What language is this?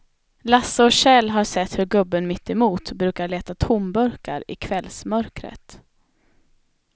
Swedish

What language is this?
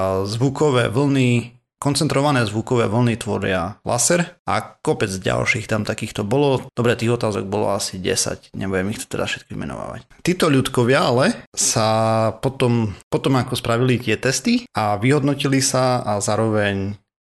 Slovak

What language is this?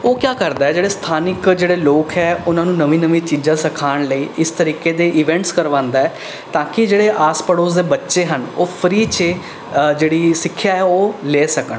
Punjabi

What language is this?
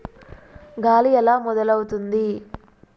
Telugu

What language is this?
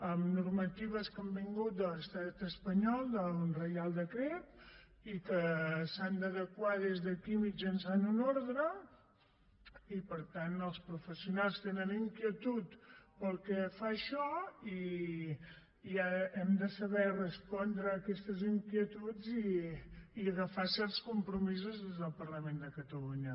Catalan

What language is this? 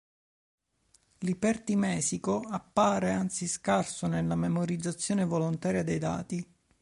Italian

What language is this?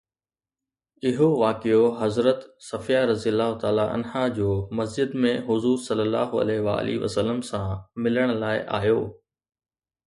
Sindhi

